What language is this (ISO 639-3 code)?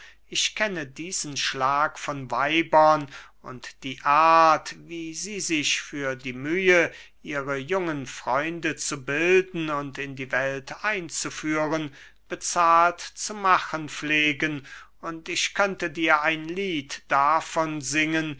deu